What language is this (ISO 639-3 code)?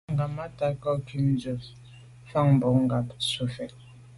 byv